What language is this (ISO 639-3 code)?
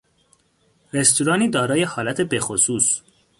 fas